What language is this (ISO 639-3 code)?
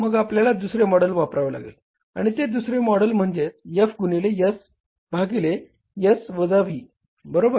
mar